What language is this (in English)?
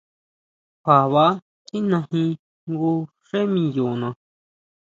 Huautla Mazatec